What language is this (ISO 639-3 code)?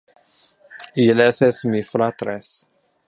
ina